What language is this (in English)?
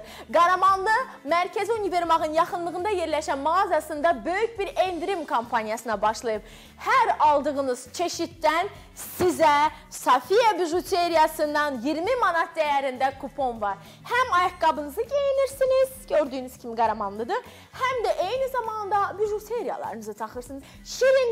Turkish